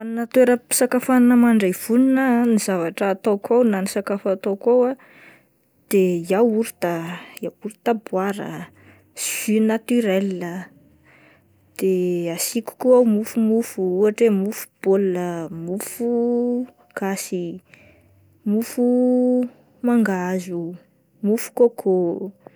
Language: Malagasy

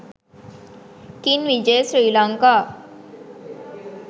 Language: Sinhala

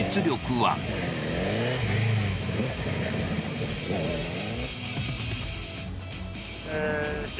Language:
Japanese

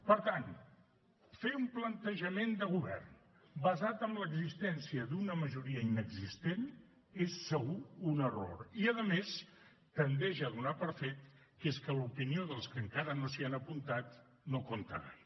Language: Catalan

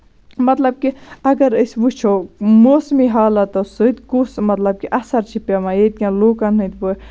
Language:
Kashmiri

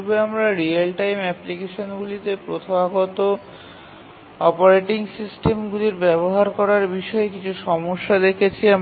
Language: Bangla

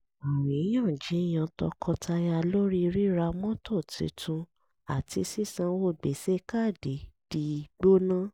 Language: Yoruba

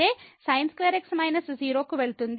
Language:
Telugu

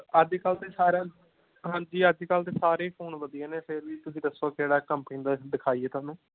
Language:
Punjabi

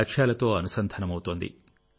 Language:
Telugu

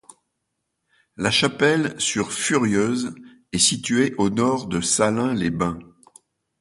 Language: French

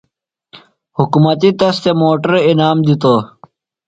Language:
Phalura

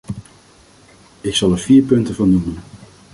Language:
Dutch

